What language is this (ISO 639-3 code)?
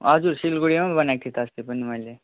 nep